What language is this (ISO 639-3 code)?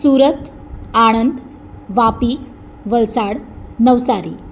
guj